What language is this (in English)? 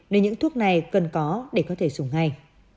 Vietnamese